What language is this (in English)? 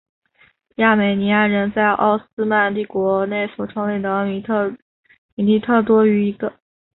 Chinese